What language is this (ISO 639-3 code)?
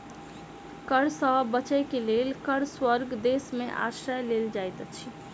mai